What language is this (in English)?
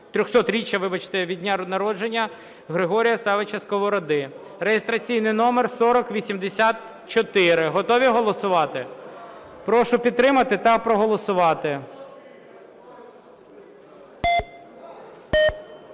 Ukrainian